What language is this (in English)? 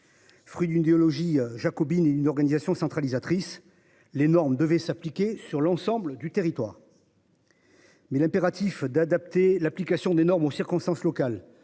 French